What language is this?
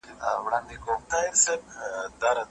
Pashto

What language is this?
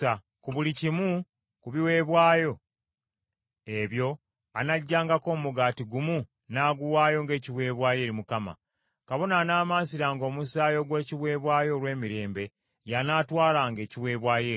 Ganda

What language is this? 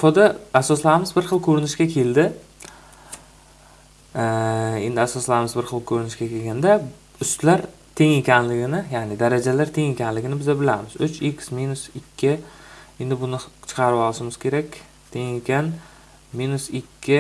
Turkish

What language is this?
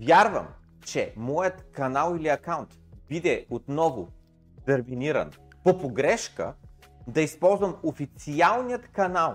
Bulgarian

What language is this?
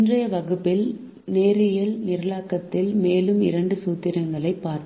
Tamil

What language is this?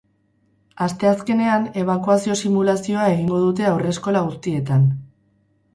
Basque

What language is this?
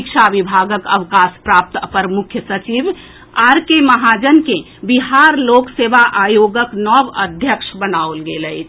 Maithili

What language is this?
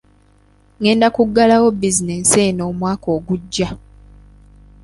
Ganda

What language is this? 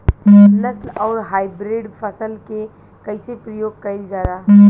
Bhojpuri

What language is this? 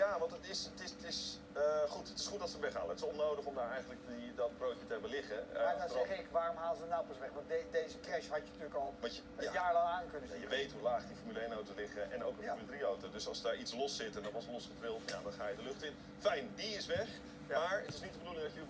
Dutch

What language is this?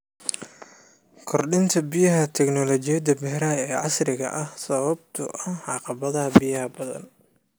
Somali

